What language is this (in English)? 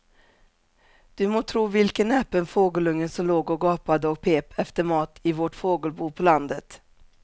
Swedish